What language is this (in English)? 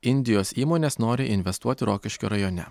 Lithuanian